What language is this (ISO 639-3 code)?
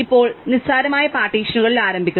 mal